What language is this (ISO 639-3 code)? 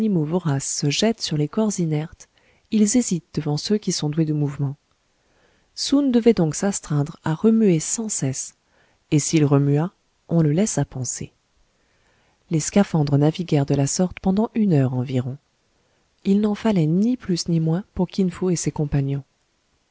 fra